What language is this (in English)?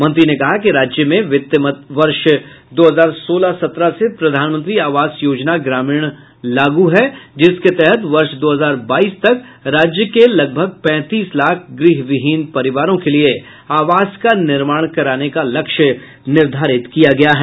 Hindi